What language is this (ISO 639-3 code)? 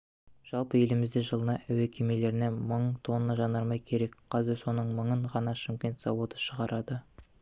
kaz